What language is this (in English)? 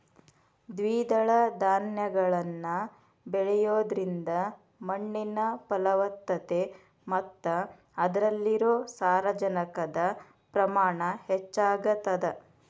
Kannada